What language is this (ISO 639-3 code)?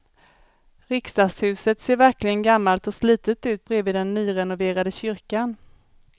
swe